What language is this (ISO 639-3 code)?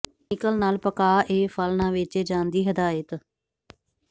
pan